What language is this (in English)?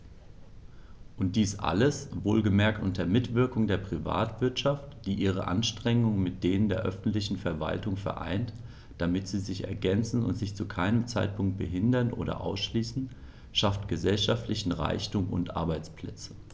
German